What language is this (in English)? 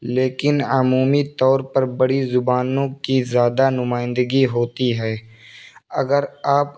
Urdu